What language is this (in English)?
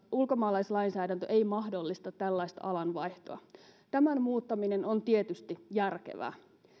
Finnish